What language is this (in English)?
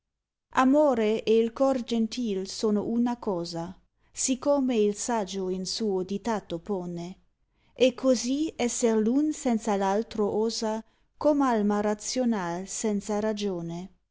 Italian